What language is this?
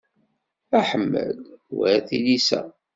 Kabyle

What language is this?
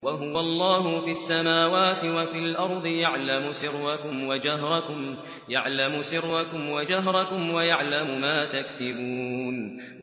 Arabic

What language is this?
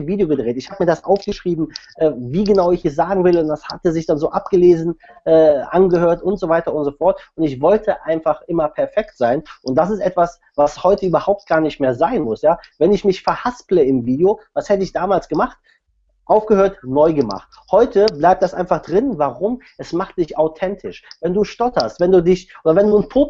German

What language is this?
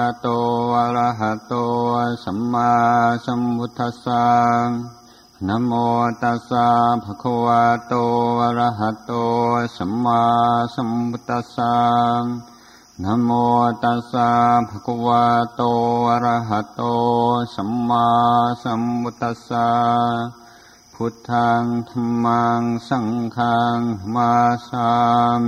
Thai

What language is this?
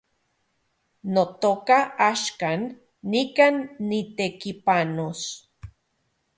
Central Puebla Nahuatl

